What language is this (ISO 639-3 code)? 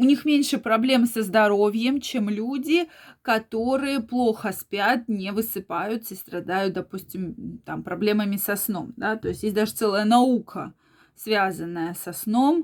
rus